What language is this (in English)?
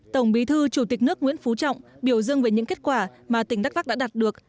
Vietnamese